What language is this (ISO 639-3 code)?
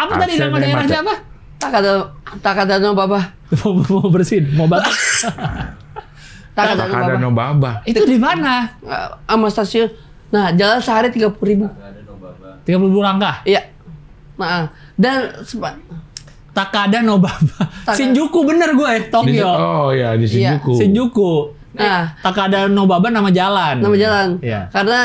ind